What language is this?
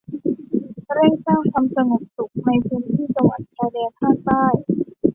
Thai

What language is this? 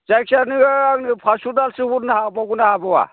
Bodo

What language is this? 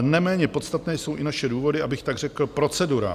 Czech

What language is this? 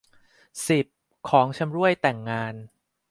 Thai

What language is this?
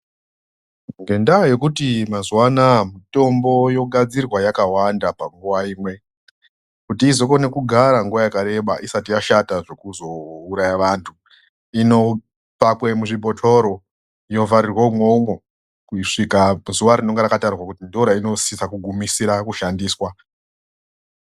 Ndau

